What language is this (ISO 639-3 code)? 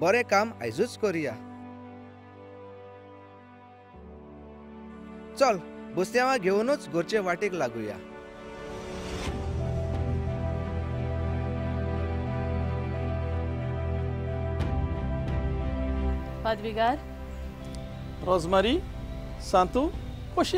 hin